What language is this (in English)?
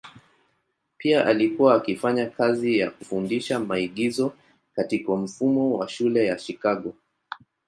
Swahili